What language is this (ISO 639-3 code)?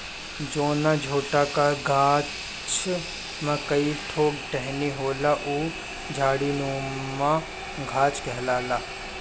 bho